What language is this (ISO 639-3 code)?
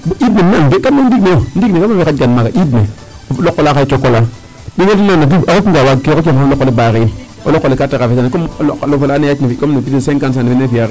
srr